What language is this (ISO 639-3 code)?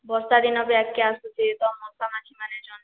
ori